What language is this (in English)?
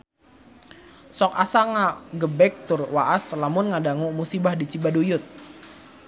Sundanese